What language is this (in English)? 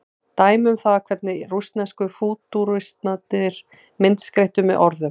Icelandic